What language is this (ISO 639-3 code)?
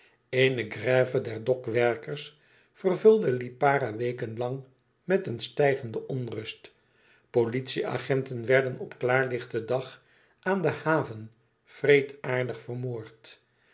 nld